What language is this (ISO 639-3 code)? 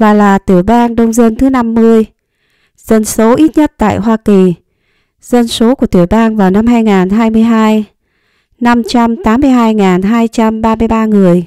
vie